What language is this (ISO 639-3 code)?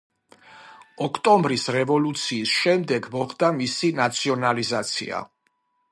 kat